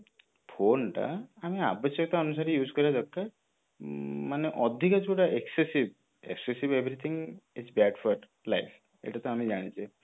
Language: Odia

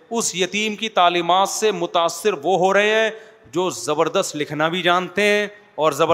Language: Urdu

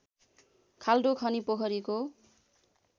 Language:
Nepali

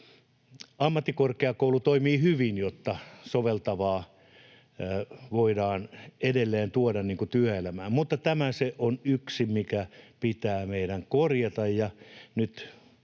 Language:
Finnish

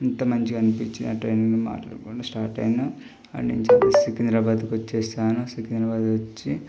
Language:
Telugu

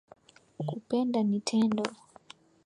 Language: Swahili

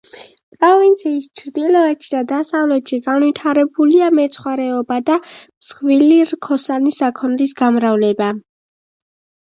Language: Georgian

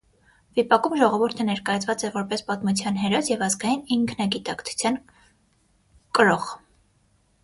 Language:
Armenian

